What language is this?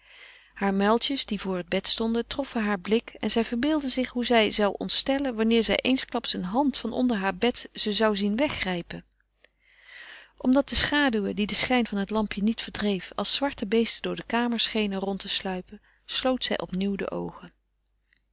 Dutch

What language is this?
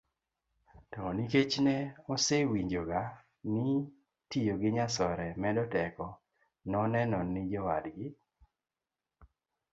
Luo (Kenya and Tanzania)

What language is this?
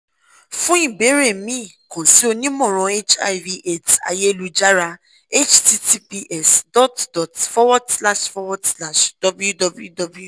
Yoruba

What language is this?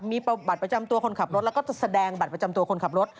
Thai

